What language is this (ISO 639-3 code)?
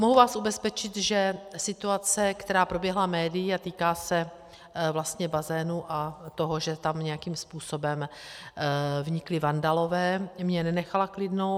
ces